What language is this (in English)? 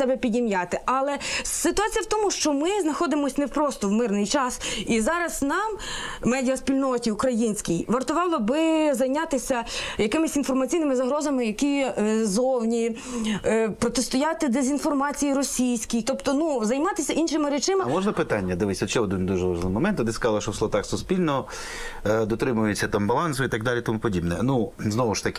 Ukrainian